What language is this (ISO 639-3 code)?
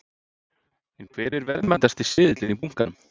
isl